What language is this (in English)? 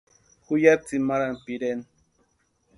Western Highland Purepecha